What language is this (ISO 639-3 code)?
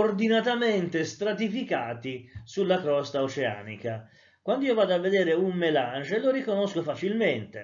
ita